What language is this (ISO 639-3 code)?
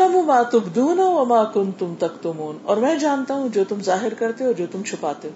urd